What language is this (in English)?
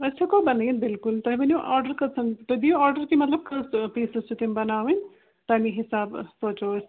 Kashmiri